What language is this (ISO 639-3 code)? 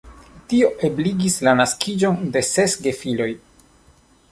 epo